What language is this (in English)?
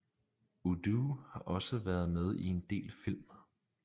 Danish